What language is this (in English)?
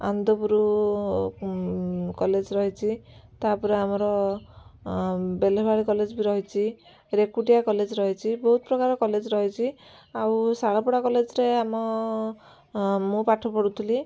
Odia